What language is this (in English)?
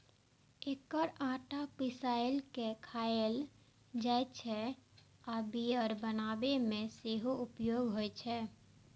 Maithili